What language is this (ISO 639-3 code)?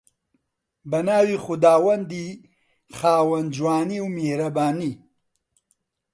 ckb